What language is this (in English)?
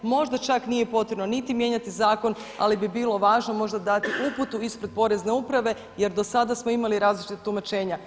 Croatian